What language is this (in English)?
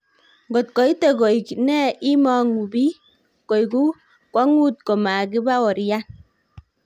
Kalenjin